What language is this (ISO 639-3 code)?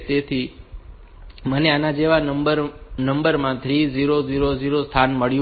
guj